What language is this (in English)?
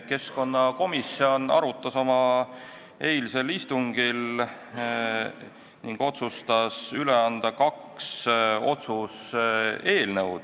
Estonian